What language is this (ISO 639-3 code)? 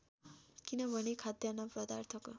nep